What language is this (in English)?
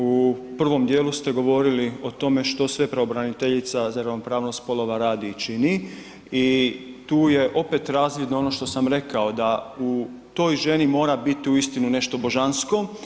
Croatian